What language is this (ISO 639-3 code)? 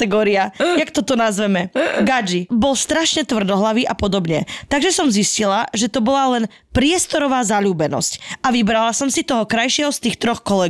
slk